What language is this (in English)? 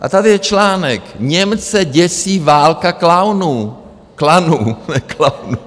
Czech